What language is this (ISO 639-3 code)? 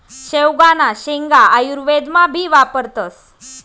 mar